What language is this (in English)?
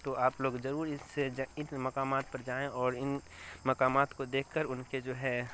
Urdu